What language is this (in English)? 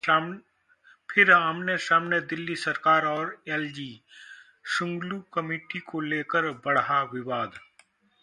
Hindi